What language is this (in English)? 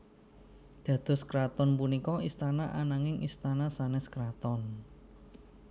Javanese